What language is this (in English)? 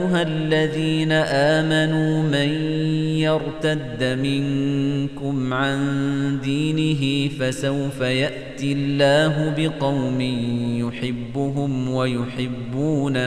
Arabic